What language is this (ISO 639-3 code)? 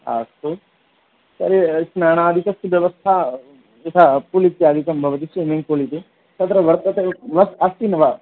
san